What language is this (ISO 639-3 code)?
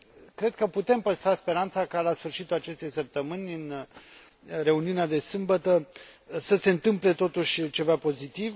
ron